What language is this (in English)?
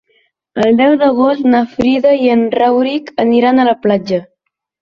Catalan